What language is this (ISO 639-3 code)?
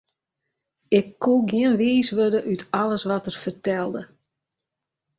fry